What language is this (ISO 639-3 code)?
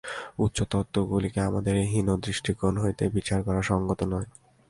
ben